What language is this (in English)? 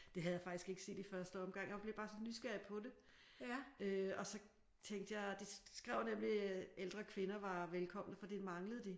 Danish